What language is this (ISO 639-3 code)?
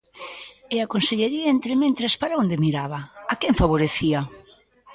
glg